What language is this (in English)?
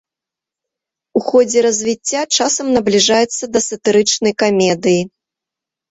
Belarusian